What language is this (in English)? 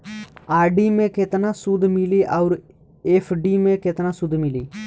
Bhojpuri